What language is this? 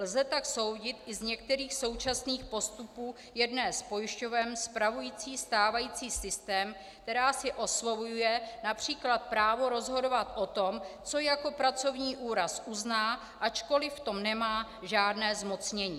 Czech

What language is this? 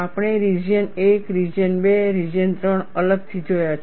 Gujarati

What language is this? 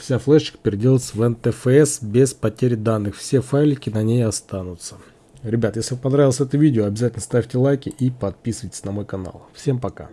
Russian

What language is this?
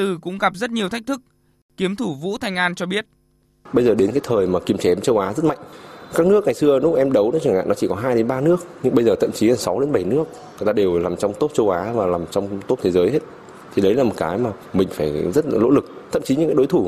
Vietnamese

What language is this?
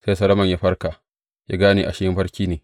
Hausa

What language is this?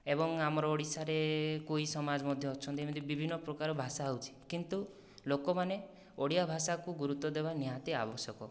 Odia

